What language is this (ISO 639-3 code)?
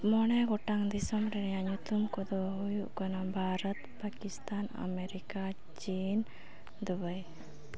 sat